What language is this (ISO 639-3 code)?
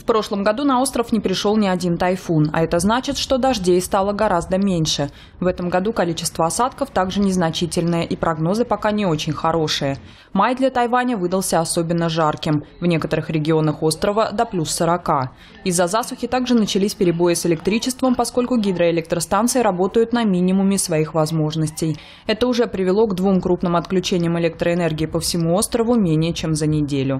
rus